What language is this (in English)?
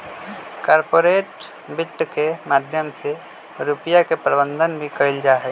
Magahi